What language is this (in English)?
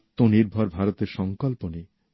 Bangla